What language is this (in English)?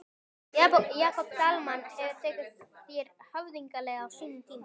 Icelandic